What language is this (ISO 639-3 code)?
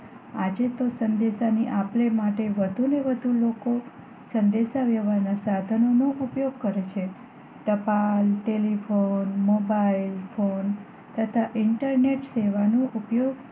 guj